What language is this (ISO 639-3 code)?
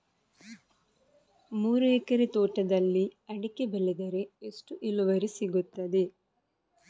kan